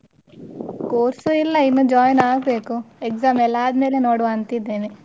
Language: Kannada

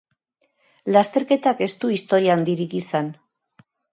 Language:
Basque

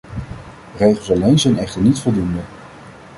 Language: Dutch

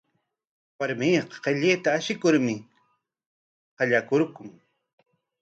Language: Corongo Ancash Quechua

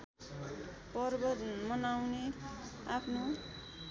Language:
Nepali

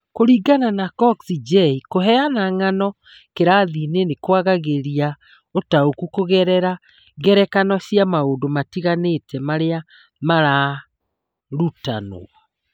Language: Kikuyu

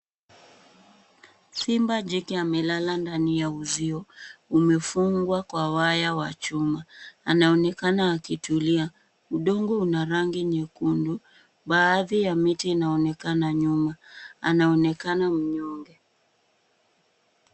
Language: Swahili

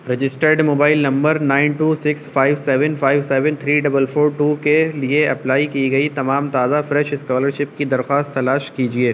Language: Urdu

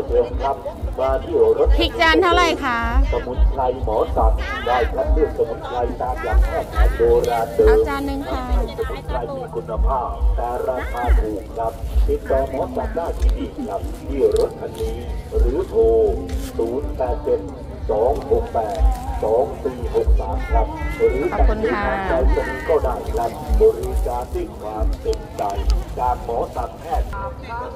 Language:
Thai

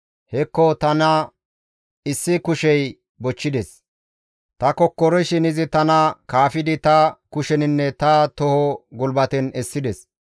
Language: Gamo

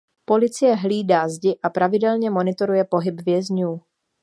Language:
Czech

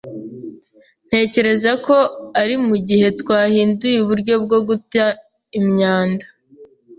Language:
Kinyarwanda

